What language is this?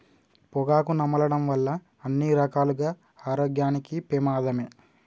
Telugu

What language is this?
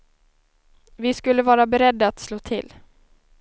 Swedish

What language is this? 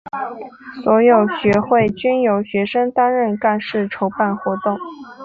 Chinese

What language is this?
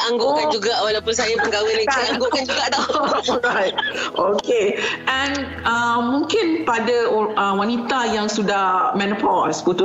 Malay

